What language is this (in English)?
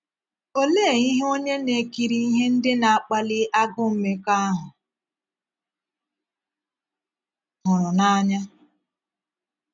Igbo